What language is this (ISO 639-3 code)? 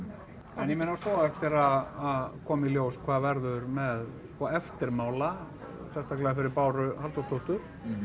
isl